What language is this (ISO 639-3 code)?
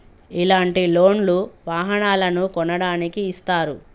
tel